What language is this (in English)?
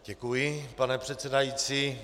Czech